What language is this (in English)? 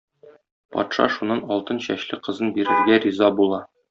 Tatar